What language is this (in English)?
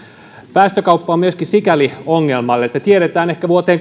Finnish